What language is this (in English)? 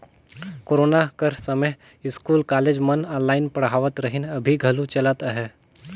Chhattisgarhi